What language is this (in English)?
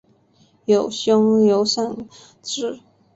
Chinese